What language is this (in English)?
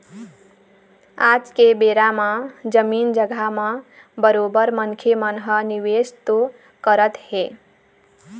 Chhattisgarhi